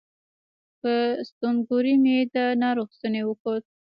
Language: Pashto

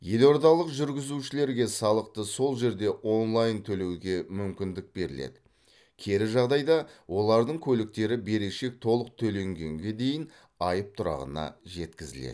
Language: Kazakh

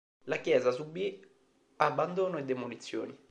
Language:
Italian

